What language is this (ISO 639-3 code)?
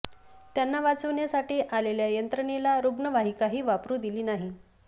mar